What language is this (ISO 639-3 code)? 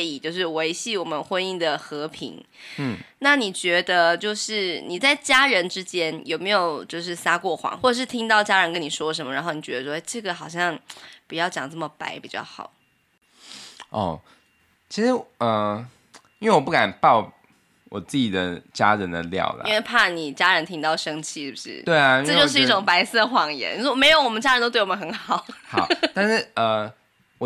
zho